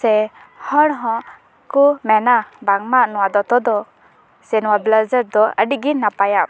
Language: Santali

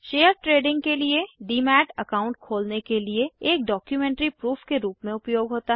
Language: Hindi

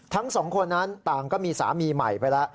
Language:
Thai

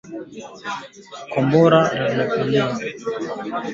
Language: Swahili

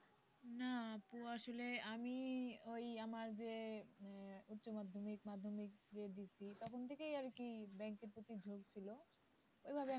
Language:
Bangla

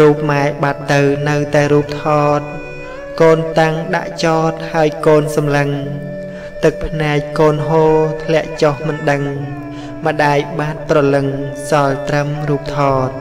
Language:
Thai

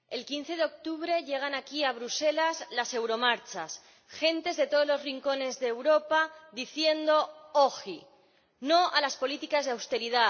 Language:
Spanish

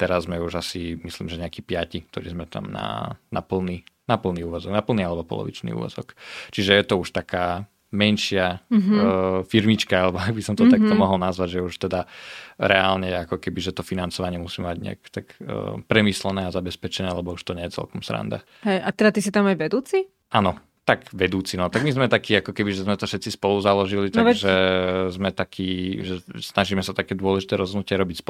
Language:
Slovak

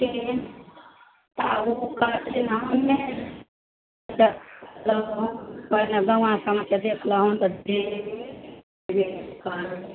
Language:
Maithili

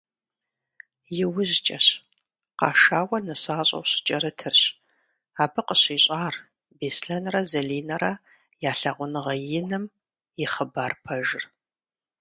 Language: Kabardian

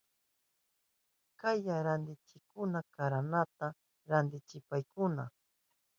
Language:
Southern Pastaza Quechua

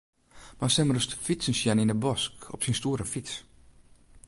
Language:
Western Frisian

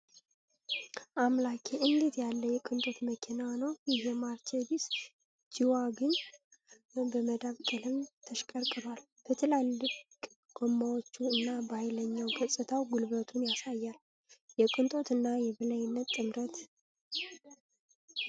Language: Amharic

